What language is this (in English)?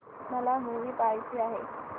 Marathi